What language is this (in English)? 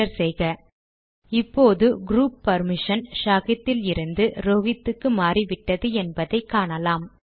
Tamil